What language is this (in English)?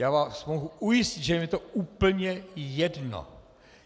Czech